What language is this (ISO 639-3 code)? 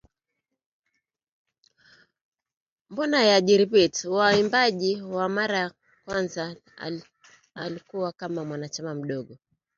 swa